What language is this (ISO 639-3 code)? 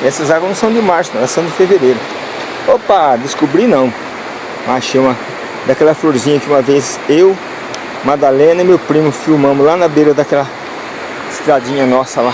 por